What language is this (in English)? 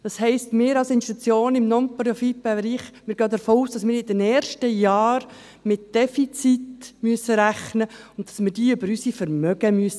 Swiss German